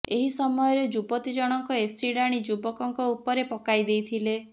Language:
Odia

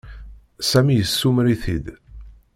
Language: Kabyle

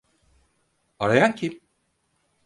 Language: Turkish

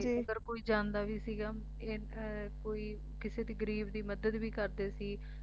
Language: Punjabi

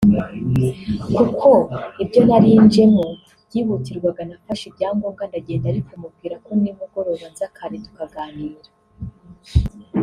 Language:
Kinyarwanda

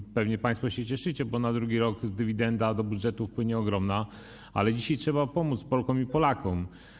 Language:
Polish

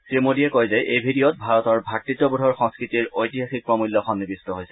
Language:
Assamese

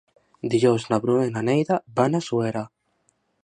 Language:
Catalan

